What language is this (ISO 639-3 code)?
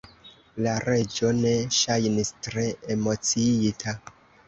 epo